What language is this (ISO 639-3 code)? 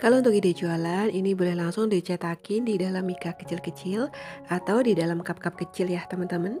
ind